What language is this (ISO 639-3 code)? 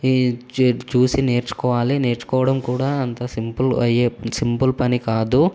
tel